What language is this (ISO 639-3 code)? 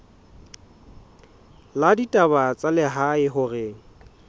sot